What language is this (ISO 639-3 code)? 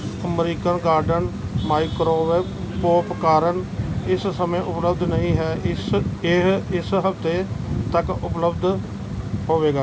pan